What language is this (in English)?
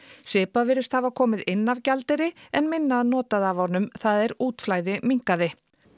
Icelandic